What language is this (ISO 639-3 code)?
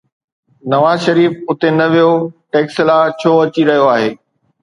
snd